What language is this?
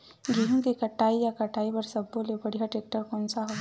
Chhattisgarhi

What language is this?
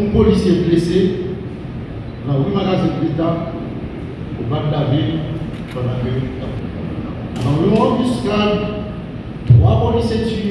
French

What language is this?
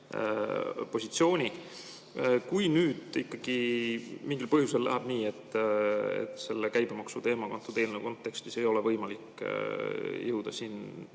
Estonian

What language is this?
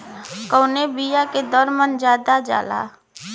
Bhojpuri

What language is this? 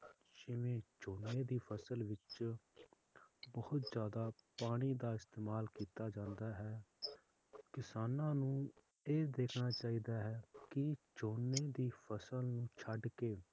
Punjabi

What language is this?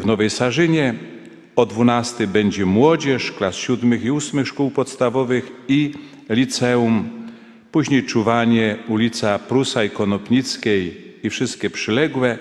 Polish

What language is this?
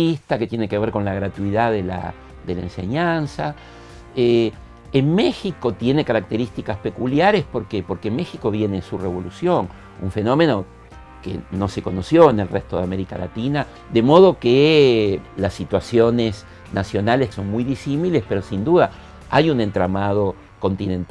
Spanish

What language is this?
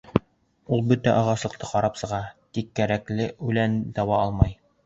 Bashkir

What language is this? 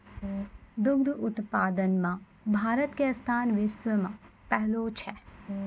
Maithili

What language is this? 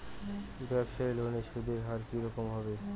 Bangla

